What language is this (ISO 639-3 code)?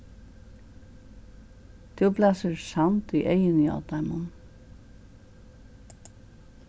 fao